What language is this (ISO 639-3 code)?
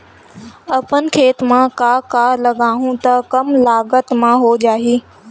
hne